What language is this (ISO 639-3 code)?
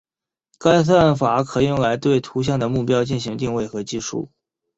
zho